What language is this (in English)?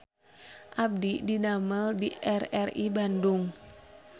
Sundanese